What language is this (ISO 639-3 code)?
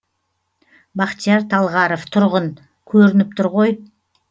kaz